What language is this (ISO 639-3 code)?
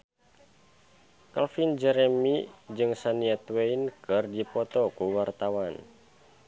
sun